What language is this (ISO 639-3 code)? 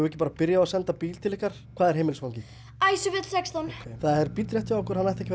isl